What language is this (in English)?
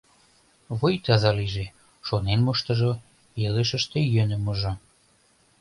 Mari